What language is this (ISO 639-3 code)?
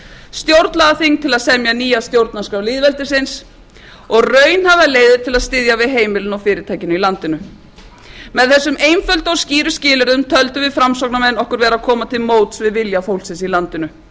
isl